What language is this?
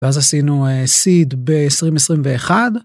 Hebrew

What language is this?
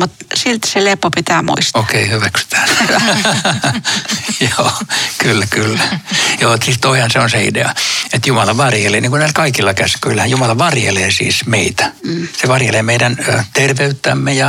Finnish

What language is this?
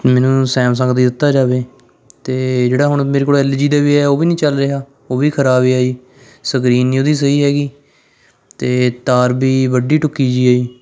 Punjabi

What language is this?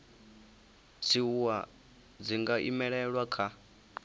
Venda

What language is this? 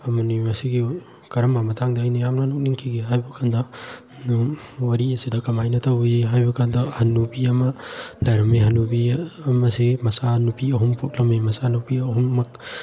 Manipuri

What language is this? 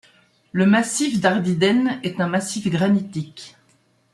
French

